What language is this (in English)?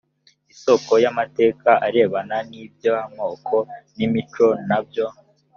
Kinyarwanda